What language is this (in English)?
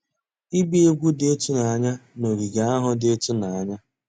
Igbo